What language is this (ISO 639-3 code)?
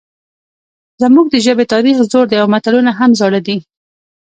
pus